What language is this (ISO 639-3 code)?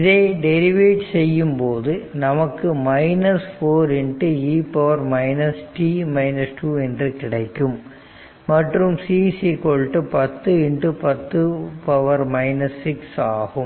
tam